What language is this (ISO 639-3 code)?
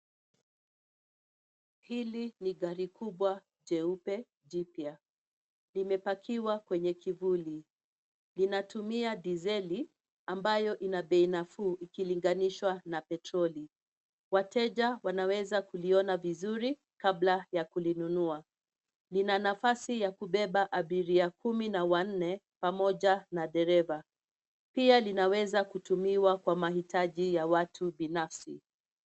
swa